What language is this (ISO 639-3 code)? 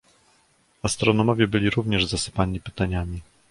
pol